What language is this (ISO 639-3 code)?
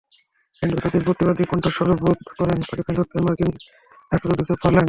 ben